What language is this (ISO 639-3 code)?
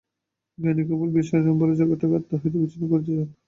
ben